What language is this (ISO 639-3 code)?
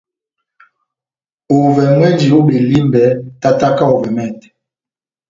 bnm